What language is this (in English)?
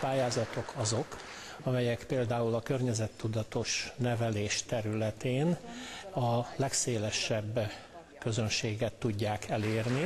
Hungarian